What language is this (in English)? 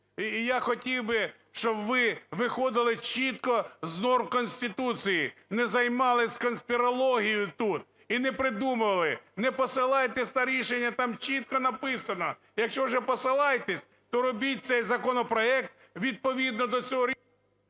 Ukrainian